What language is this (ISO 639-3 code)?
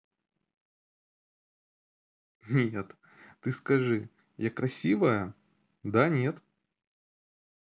rus